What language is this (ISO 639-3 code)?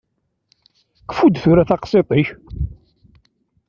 kab